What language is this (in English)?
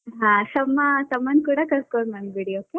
Kannada